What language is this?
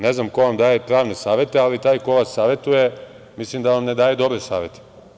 Serbian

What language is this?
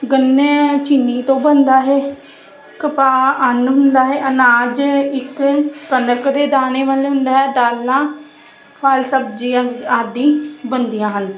Punjabi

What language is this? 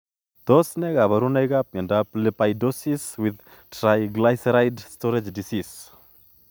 Kalenjin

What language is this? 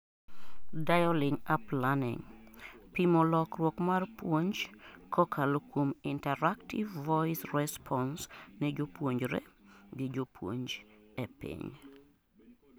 Luo (Kenya and Tanzania)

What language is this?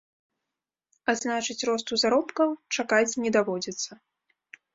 Belarusian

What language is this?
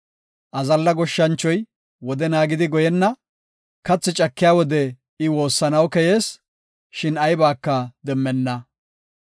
Gofa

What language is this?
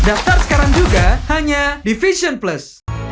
Indonesian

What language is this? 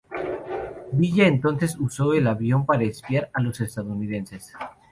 Spanish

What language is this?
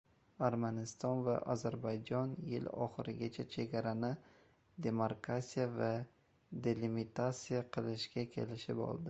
Uzbek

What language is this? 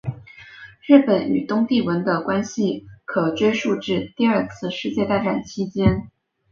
Chinese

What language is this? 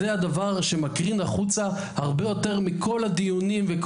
Hebrew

